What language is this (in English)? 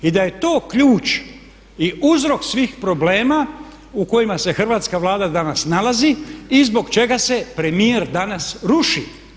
Croatian